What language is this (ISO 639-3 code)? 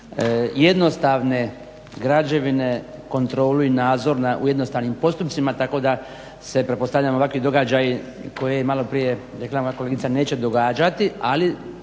hrv